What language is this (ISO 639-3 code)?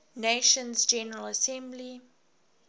eng